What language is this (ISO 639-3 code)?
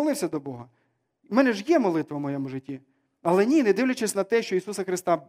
ukr